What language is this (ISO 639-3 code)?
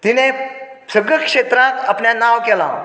kok